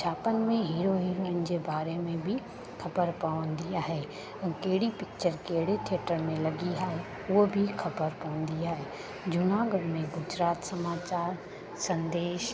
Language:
Sindhi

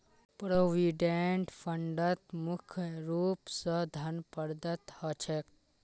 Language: Magahi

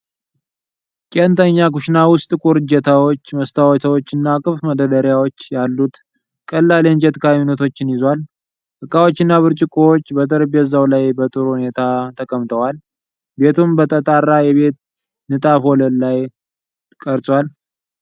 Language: Amharic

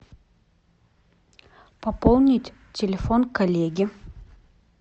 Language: Russian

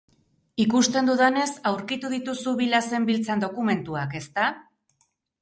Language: Basque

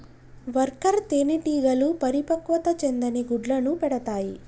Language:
Telugu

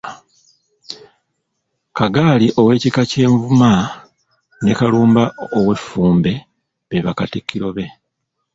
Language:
Ganda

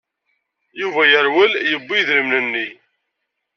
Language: Kabyle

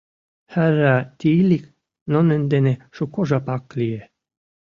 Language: Mari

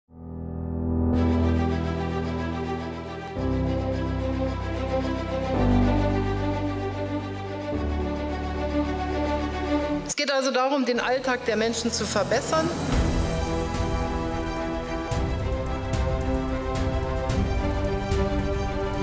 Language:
German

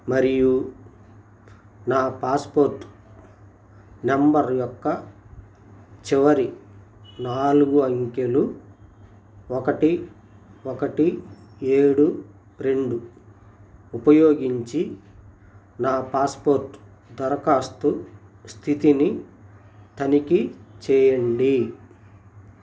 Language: Telugu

